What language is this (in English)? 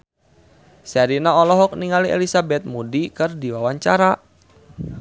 Sundanese